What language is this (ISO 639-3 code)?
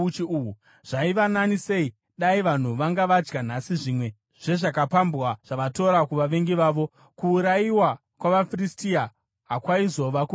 sna